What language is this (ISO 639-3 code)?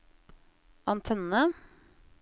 nor